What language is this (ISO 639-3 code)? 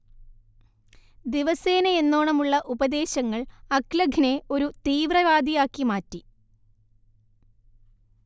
mal